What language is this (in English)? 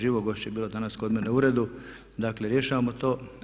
Croatian